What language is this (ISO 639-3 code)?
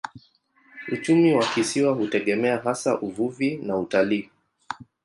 swa